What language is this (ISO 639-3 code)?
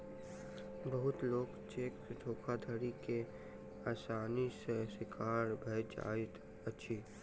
mai